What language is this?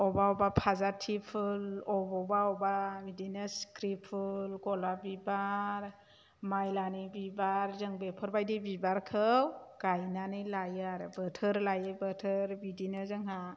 Bodo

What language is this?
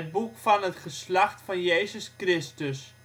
Dutch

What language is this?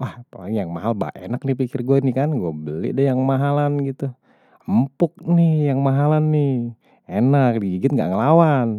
Betawi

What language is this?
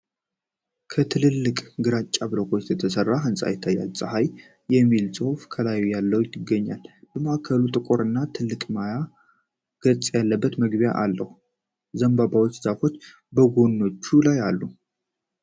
Amharic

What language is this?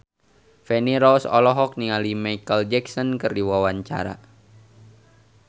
Sundanese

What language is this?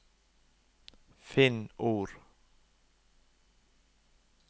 Norwegian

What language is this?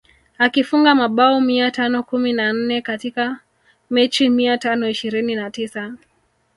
Swahili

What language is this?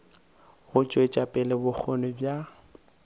Northern Sotho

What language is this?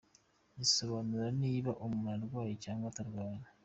Kinyarwanda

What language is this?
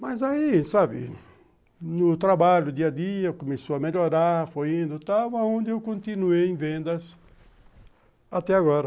Portuguese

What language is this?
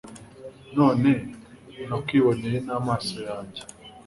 Kinyarwanda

